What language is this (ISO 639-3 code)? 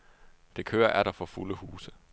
dan